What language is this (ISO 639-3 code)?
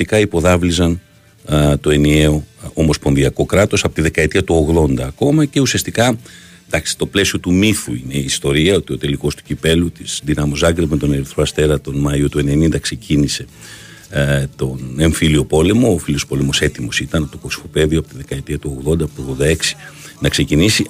ell